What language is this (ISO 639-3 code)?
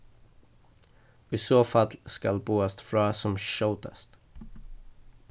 fao